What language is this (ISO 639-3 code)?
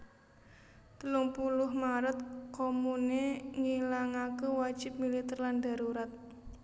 jav